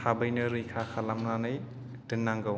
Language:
Bodo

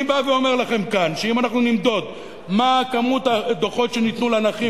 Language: Hebrew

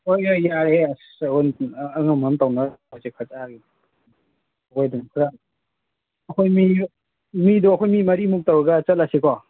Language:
Manipuri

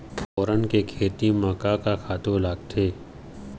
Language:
Chhattisgarhi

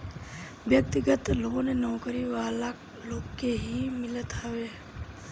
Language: Bhojpuri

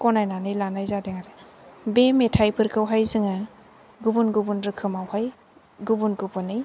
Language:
Bodo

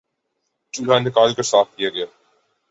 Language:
Urdu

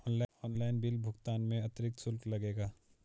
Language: Hindi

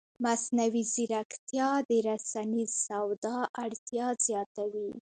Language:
Pashto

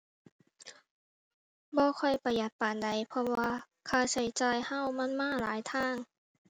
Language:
Thai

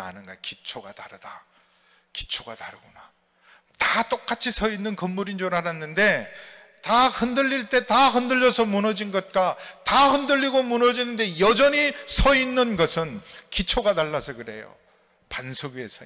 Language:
Korean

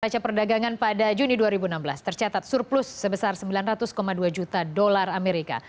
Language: Indonesian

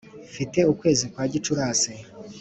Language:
Kinyarwanda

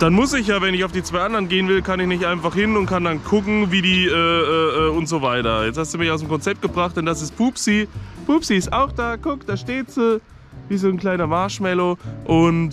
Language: German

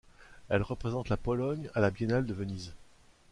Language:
French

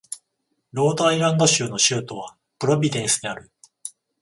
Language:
Japanese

